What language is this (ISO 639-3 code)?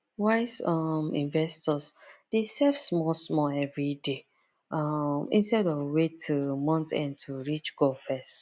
pcm